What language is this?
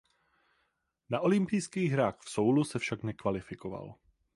Czech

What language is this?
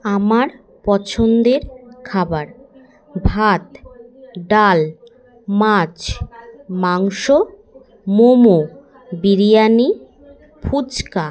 Bangla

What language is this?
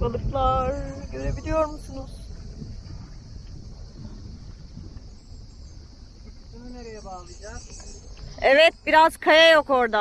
Turkish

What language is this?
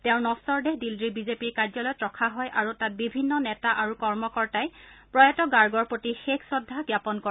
Assamese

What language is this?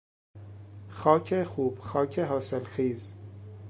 Persian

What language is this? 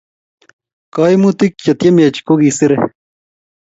Kalenjin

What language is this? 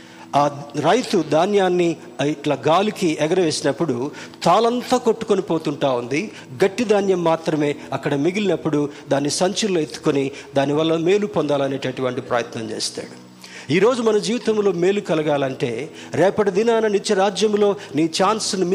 Telugu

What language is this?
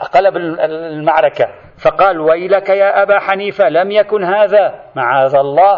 Arabic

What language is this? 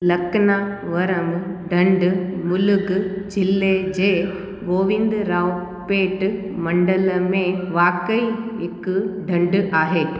Sindhi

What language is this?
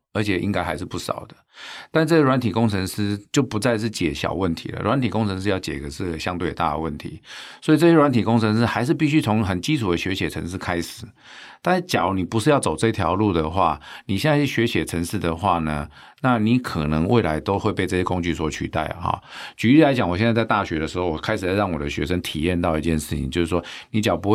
Chinese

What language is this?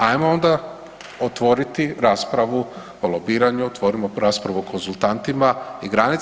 Croatian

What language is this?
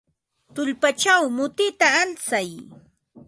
Ambo-Pasco Quechua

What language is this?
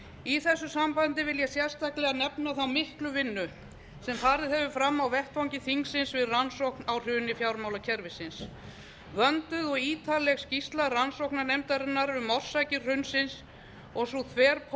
Icelandic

